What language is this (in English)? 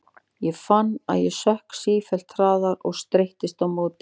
Icelandic